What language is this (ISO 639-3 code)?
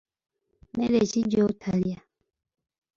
lug